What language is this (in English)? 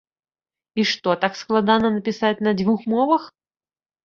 Belarusian